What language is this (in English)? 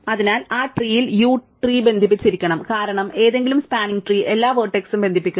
Malayalam